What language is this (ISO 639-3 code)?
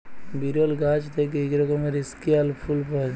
ben